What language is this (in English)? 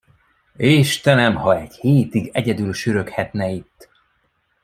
Hungarian